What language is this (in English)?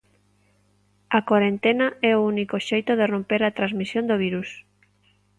Galician